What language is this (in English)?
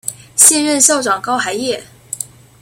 Chinese